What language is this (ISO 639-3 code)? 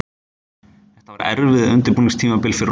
isl